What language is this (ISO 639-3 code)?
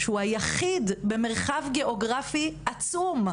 heb